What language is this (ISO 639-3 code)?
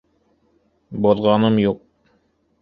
bak